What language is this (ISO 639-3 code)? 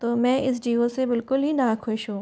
hin